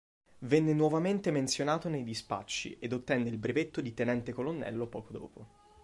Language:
Italian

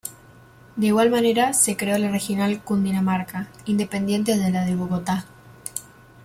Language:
Spanish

